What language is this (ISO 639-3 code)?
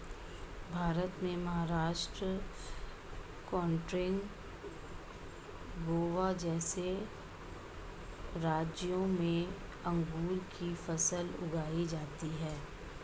hin